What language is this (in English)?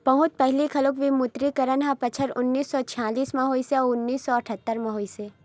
Chhattisgarhi